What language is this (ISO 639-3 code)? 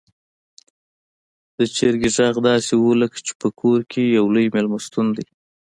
pus